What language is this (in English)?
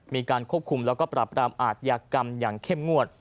Thai